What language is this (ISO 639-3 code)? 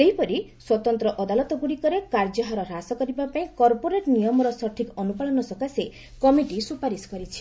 ori